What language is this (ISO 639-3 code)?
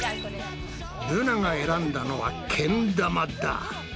jpn